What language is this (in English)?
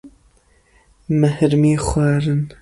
Kurdish